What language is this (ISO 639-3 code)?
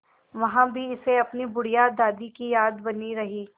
hin